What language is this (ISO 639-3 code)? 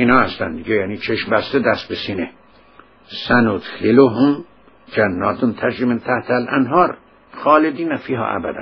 fas